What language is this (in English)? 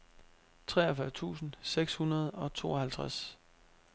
Danish